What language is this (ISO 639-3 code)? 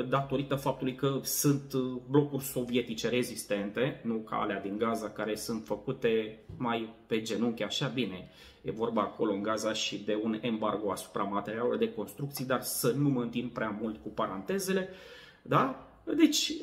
ron